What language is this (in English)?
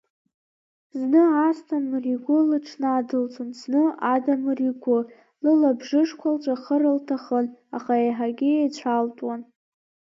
Abkhazian